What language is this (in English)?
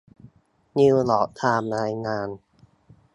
Thai